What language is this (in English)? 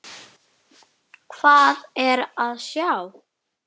Icelandic